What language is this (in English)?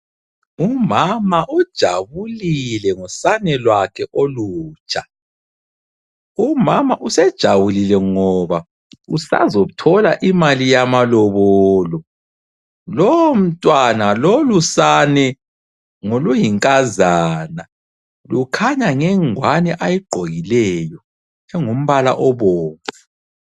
North Ndebele